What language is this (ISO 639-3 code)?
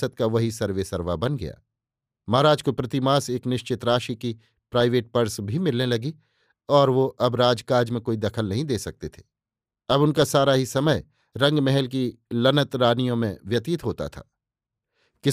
hin